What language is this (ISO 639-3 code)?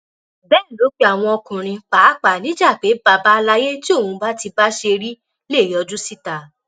yor